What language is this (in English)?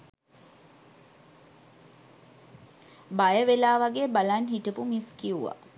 Sinhala